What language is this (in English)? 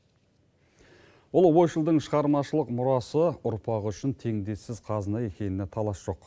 Kazakh